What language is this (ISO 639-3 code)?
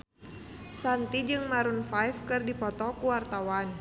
sun